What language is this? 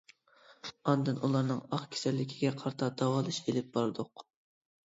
Uyghur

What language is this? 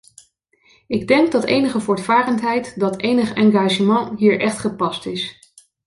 Dutch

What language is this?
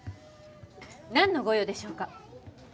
Japanese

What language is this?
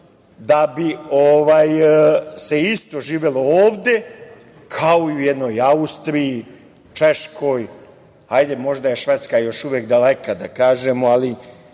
Serbian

